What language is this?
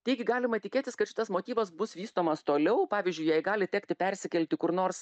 Lithuanian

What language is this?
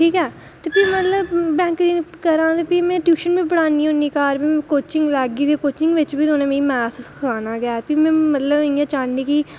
Dogri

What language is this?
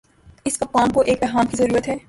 Urdu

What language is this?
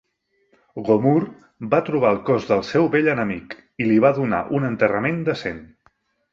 Catalan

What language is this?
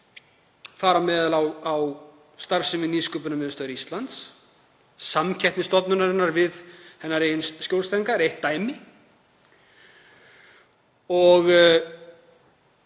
Icelandic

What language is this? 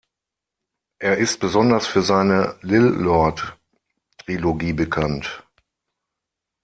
German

